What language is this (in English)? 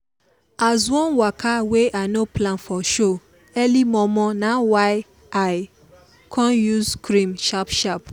Nigerian Pidgin